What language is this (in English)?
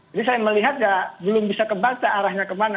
Indonesian